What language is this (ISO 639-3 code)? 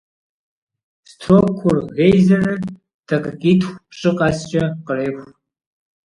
kbd